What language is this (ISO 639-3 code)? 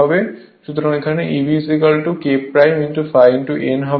ben